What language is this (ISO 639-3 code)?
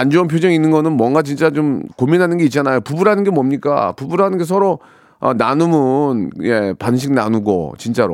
kor